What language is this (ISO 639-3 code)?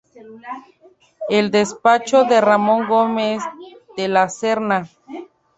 spa